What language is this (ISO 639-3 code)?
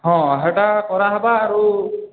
ori